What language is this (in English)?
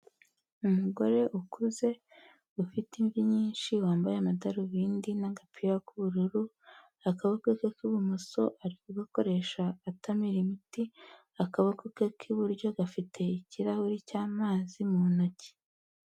Kinyarwanda